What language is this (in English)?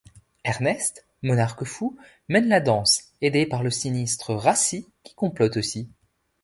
French